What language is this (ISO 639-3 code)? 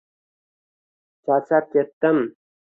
uzb